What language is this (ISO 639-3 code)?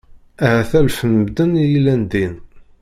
kab